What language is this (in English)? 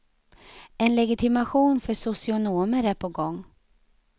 Swedish